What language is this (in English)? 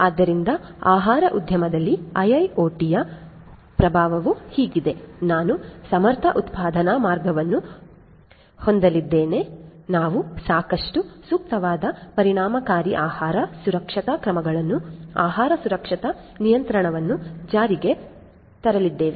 Kannada